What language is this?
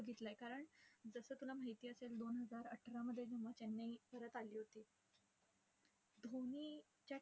Marathi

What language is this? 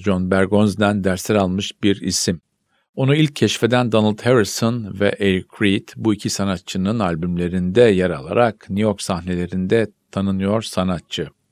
Turkish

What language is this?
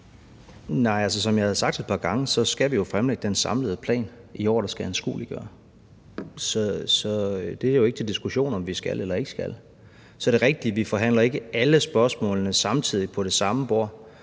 Danish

